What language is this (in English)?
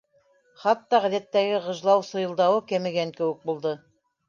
Bashkir